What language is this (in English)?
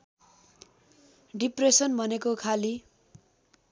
Nepali